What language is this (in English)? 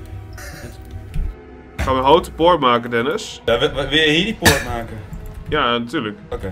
Dutch